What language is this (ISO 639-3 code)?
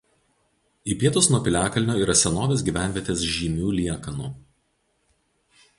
lit